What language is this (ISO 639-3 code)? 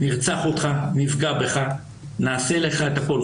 heb